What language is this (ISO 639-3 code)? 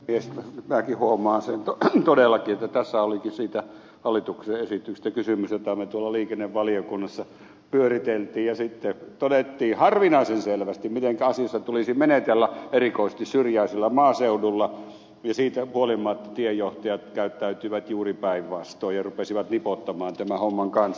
fin